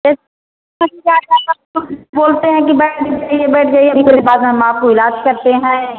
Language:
Hindi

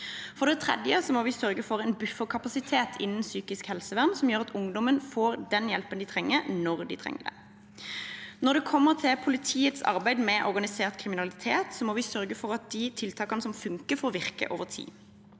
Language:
Norwegian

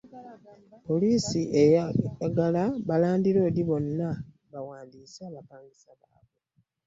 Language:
Ganda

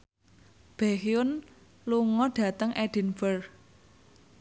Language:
Javanese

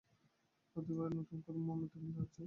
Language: Bangla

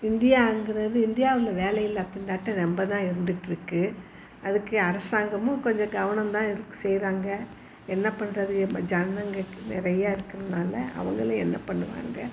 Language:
Tamil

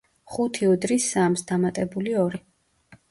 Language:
Georgian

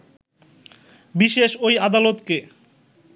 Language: Bangla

